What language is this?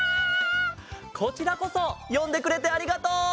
Japanese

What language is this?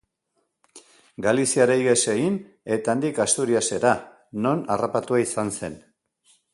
Basque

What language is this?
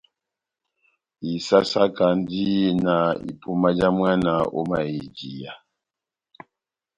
Batanga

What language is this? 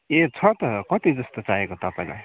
Nepali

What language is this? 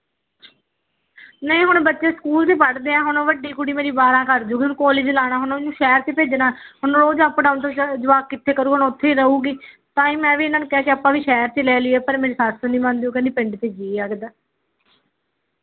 Punjabi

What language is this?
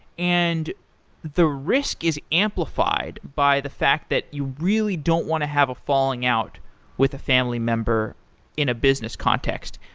English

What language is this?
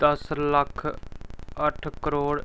Dogri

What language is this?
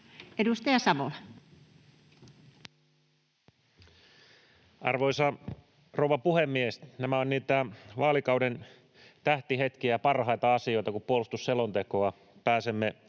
Finnish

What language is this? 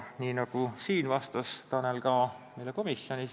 Estonian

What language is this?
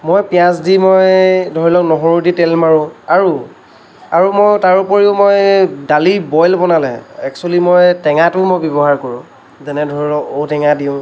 Assamese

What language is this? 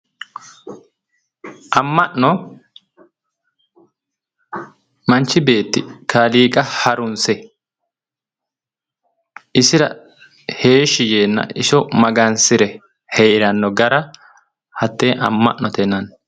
Sidamo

